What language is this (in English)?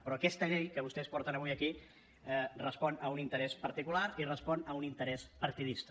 Catalan